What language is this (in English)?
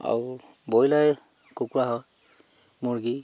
Assamese